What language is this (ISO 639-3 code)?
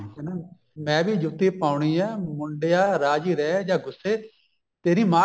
pan